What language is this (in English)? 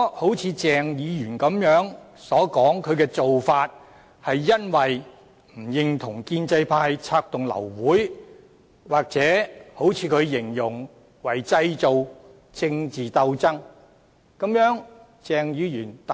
Cantonese